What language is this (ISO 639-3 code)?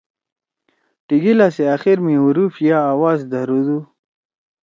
trw